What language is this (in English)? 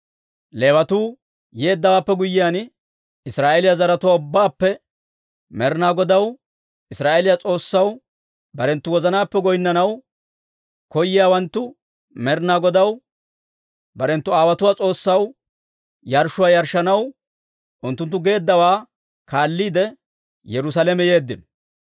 Dawro